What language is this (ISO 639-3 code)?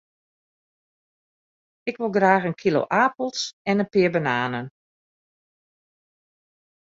fry